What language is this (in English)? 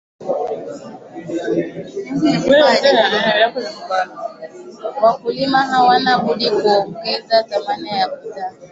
Swahili